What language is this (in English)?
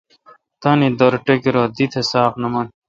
Kalkoti